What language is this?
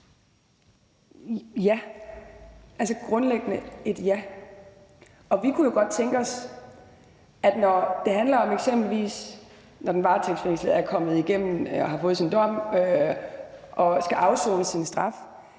Danish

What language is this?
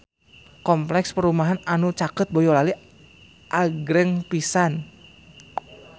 Sundanese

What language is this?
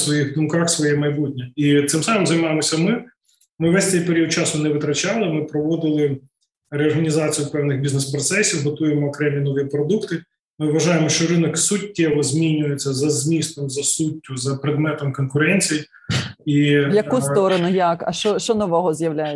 Ukrainian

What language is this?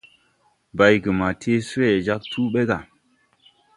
Tupuri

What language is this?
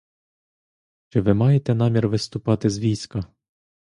Ukrainian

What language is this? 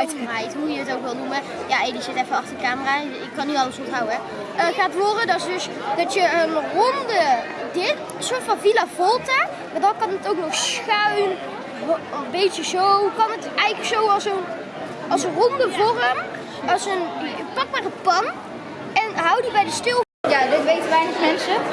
Dutch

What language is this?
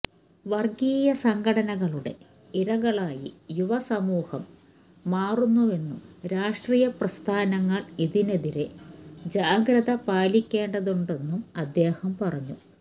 Malayalam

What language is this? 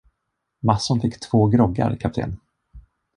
Swedish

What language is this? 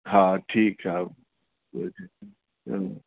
Sindhi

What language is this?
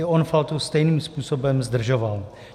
Czech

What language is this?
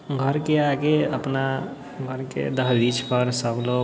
Maithili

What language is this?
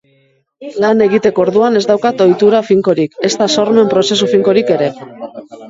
Basque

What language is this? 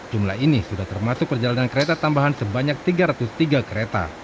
Indonesian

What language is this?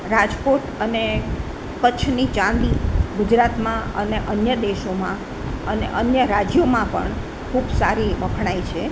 Gujarati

